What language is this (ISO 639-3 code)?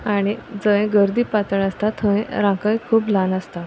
kok